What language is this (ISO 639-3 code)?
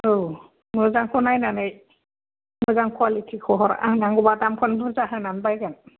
brx